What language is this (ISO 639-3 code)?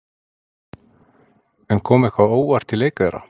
isl